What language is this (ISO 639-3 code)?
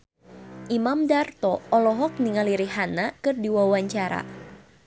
sun